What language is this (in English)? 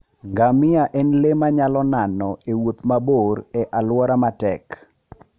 Luo (Kenya and Tanzania)